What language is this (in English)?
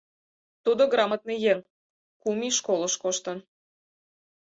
Mari